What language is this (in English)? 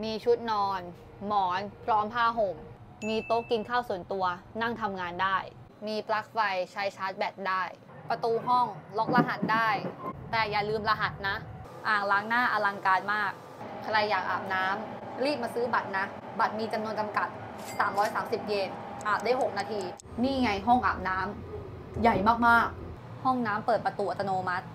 Thai